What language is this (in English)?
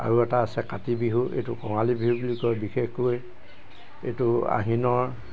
Assamese